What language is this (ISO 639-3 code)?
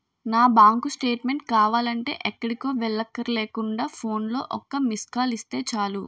tel